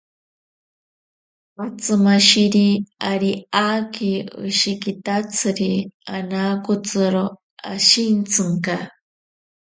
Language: Ashéninka Perené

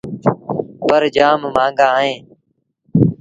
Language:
Sindhi Bhil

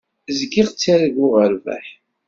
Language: Kabyle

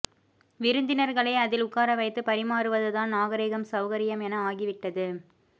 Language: Tamil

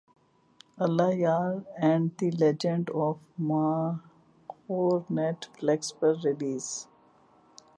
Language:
Urdu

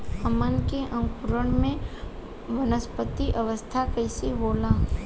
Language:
Bhojpuri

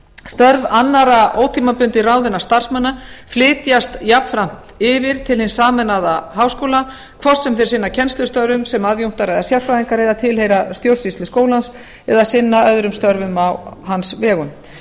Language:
Icelandic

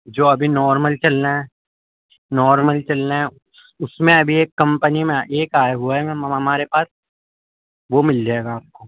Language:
Urdu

